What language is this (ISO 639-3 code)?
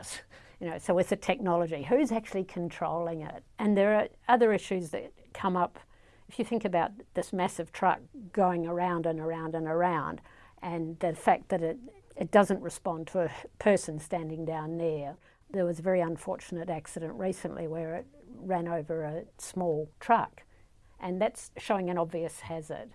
eng